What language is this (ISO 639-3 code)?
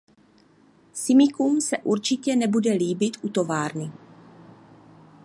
ces